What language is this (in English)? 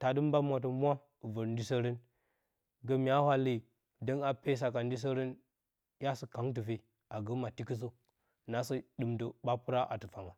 Bacama